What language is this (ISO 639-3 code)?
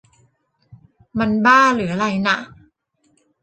tha